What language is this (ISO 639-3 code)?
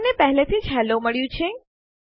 guj